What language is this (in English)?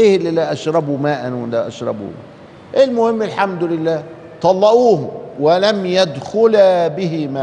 Arabic